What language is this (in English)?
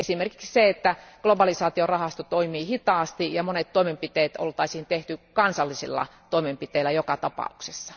Finnish